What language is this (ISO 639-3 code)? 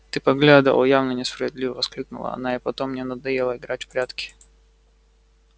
rus